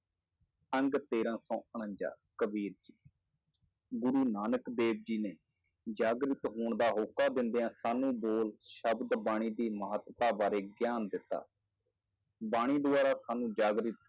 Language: Punjabi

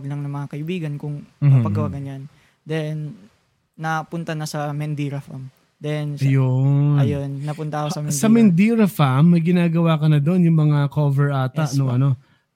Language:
Filipino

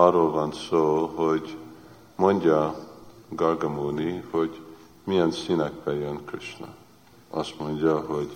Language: Hungarian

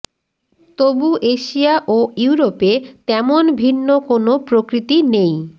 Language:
Bangla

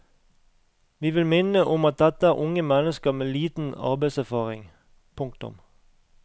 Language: Norwegian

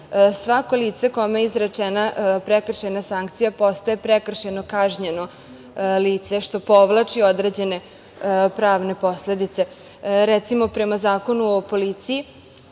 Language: Serbian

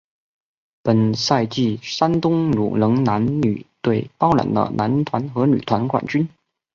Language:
Chinese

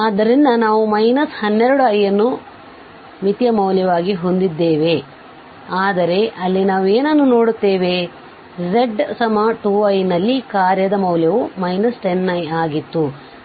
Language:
Kannada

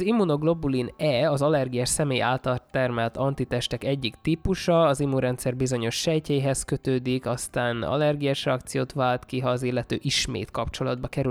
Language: Hungarian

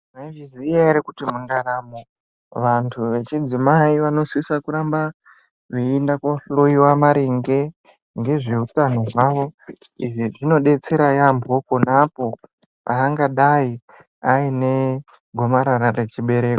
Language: Ndau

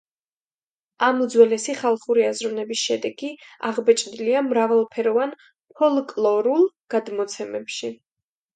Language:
Georgian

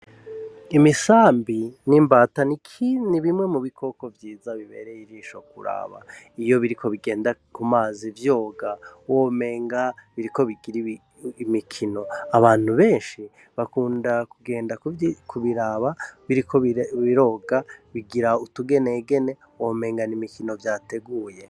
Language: Rundi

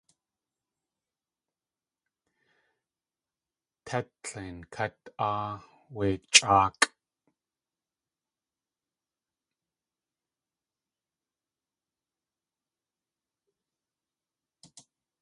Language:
Tlingit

